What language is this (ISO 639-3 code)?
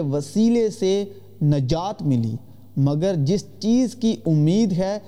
urd